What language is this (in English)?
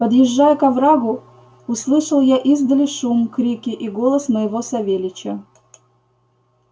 Russian